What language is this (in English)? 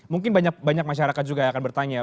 Indonesian